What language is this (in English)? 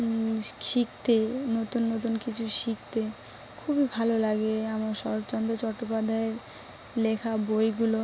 Bangla